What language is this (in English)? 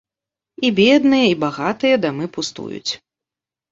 Belarusian